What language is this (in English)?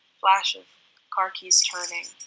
English